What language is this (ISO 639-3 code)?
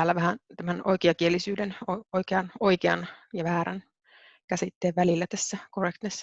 fin